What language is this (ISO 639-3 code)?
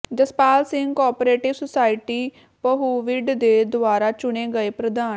pan